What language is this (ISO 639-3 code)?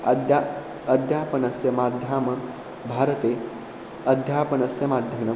san